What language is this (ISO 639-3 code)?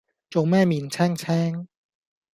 yue